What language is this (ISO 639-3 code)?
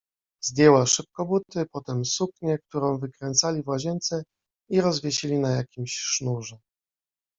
pol